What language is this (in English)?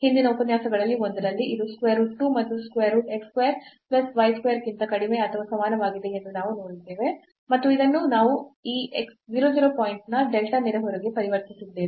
Kannada